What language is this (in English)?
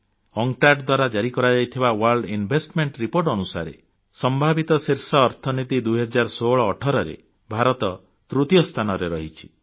Odia